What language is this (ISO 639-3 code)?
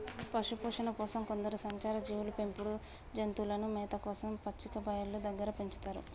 tel